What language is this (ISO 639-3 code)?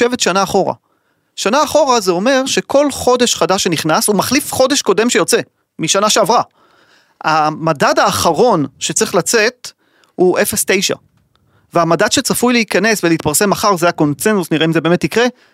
heb